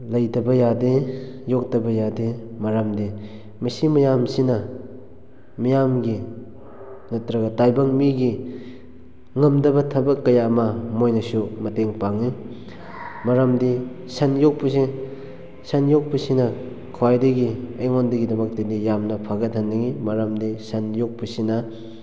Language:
Manipuri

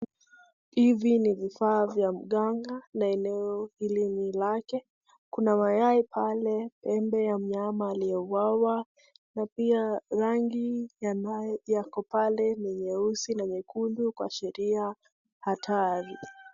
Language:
Swahili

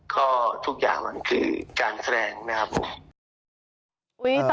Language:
Thai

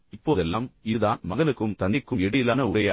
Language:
Tamil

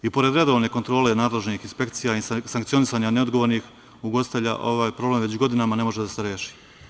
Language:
Serbian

